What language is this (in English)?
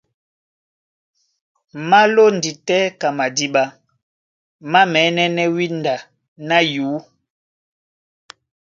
Duala